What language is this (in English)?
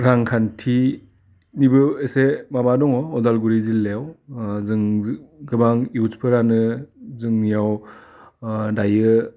Bodo